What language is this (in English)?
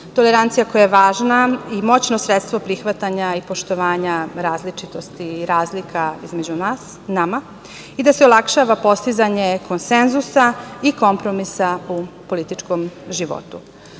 Serbian